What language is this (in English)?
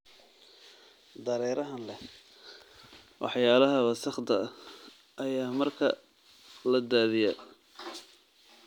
Somali